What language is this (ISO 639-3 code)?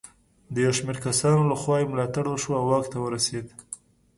pus